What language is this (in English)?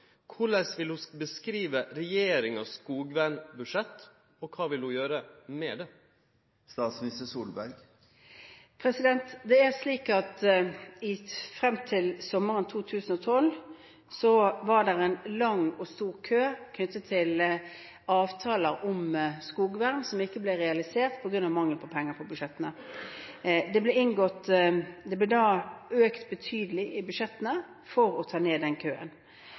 Norwegian